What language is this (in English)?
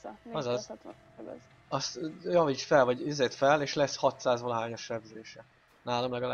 Hungarian